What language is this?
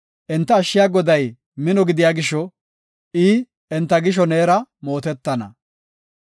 Gofa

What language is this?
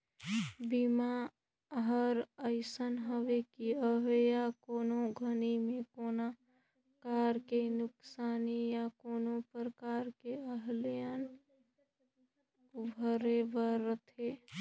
Chhattisgarhi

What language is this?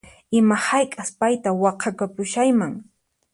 Puno Quechua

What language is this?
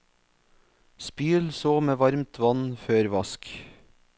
Norwegian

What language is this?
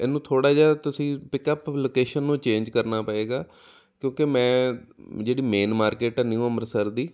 Punjabi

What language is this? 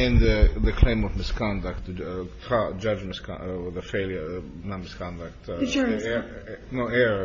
English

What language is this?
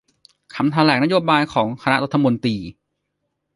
Thai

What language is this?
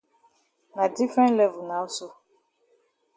Cameroon Pidgin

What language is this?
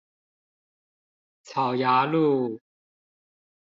Chinese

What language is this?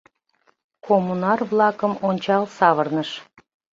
Mari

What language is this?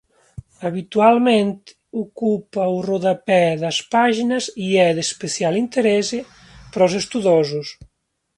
Galician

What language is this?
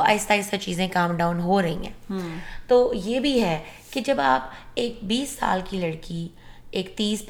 Urdu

